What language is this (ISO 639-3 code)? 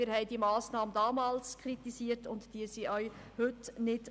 gsw